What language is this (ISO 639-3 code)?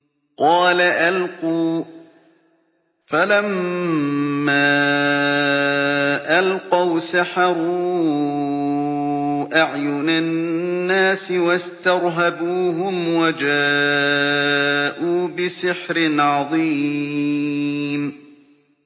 ara